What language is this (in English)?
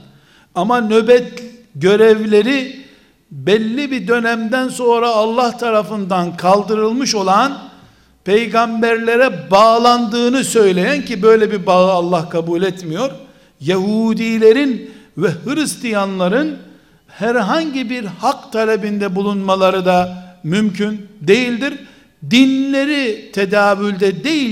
Turkish